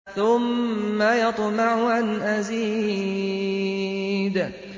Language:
Arabic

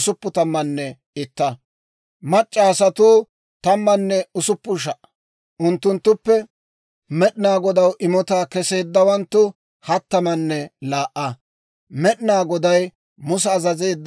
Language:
Dawro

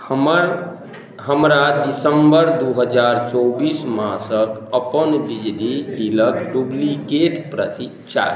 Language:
Maithili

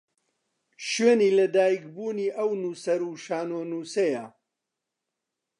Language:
Central Kurdish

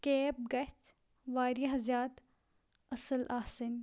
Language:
Kashmiri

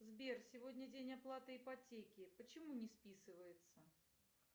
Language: Russian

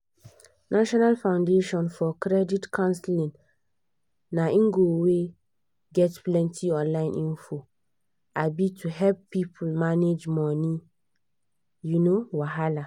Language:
Nigerian Pidgin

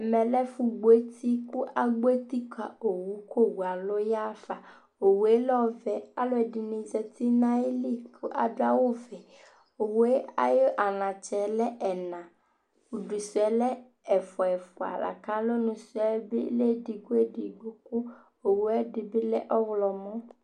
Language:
Ikposo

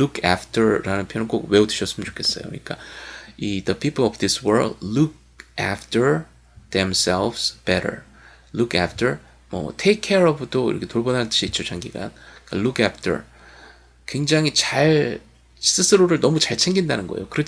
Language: Korean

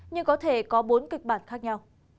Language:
Vietnamese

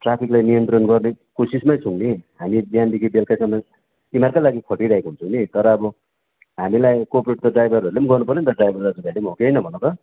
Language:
Nepali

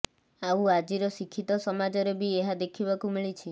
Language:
Odia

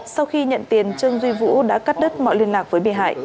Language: Vietnamese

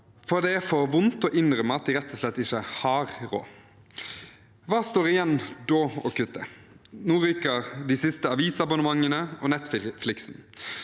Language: Norwegian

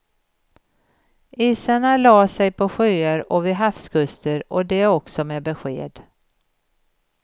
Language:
Swedish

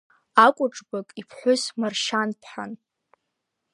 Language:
Abkhazian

